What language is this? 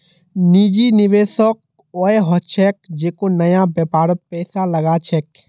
Magahi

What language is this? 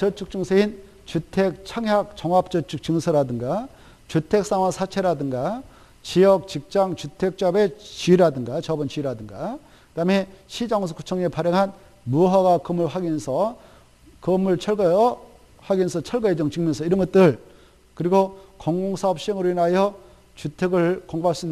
Korean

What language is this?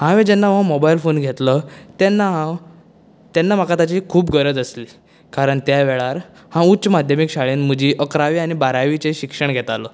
Konkani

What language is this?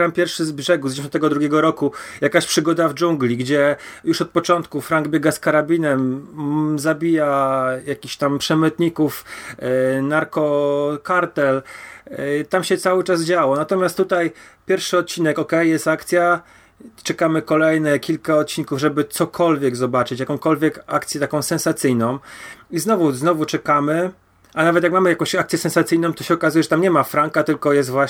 Polish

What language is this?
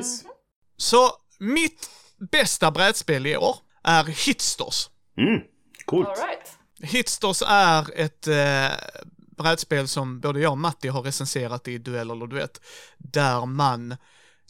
Swedish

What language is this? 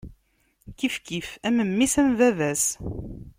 Kabyle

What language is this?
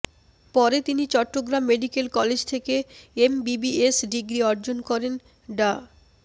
Bangla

